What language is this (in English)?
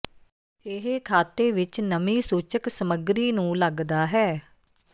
Punjabi